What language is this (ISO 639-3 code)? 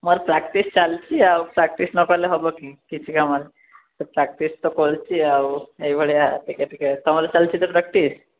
ori